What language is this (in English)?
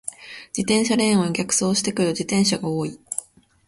Japanese